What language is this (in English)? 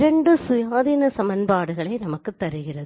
Tamil